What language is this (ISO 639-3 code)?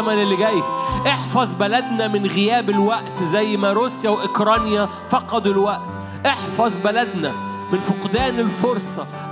ara